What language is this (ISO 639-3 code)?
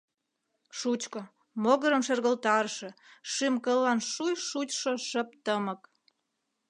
chm